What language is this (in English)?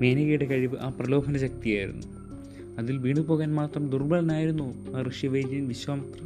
Malayalam